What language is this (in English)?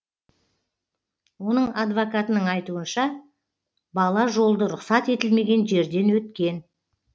Kazakh